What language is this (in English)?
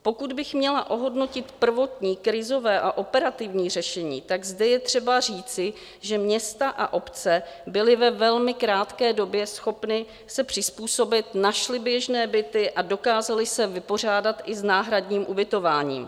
Czech